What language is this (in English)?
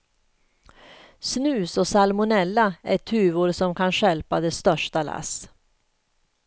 Swedish